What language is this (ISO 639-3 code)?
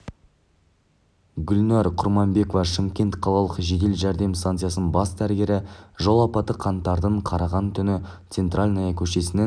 kaz